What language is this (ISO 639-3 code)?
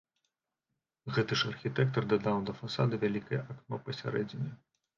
bel